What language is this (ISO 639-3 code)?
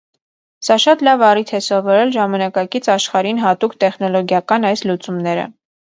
hye